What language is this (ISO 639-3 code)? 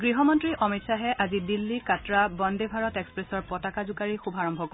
asm